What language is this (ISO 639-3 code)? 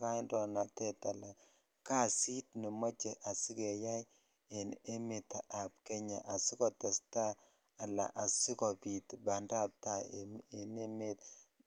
kln